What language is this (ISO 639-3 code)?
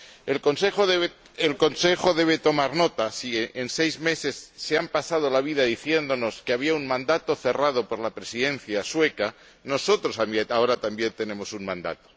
spa